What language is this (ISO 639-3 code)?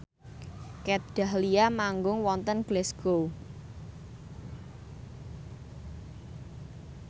jav